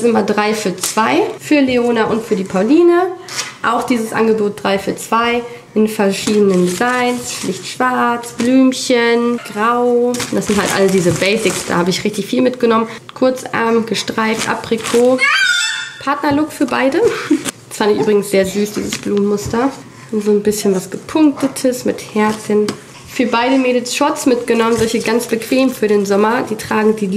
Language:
German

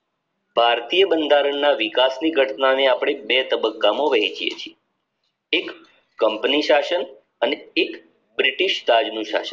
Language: Gujarati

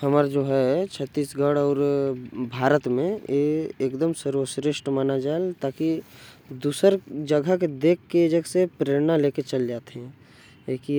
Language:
Korwa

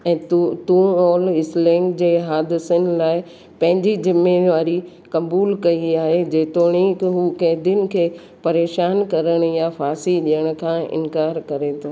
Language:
Sindhi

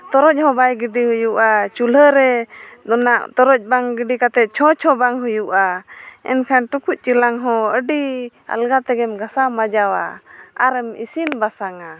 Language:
Santali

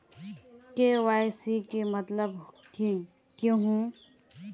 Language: Magahi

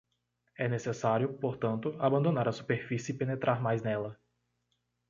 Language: Portuguese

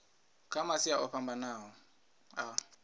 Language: Venda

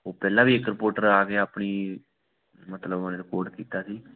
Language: Punjabi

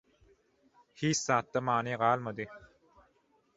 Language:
Turkmen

